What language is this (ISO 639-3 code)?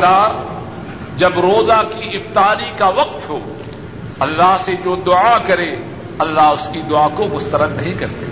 urd